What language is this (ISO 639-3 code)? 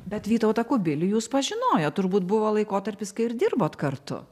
lit